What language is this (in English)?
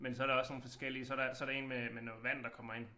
Danish